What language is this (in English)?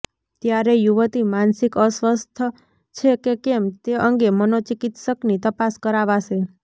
Gujarati